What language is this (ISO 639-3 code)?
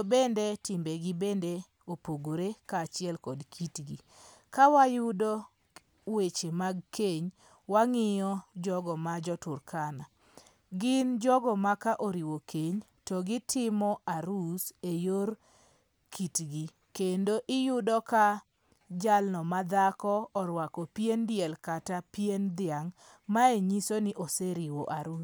luo